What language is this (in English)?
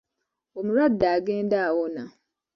Ganda